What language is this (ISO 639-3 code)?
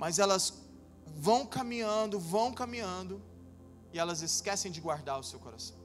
por